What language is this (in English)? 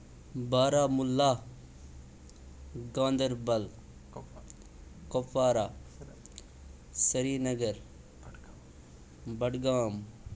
Kashmiri